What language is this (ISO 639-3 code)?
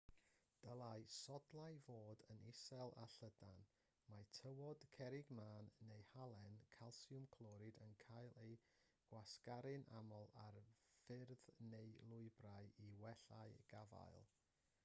cym